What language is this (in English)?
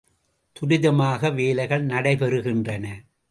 Tamil